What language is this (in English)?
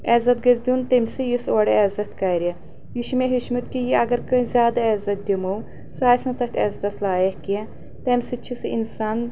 Kashmiri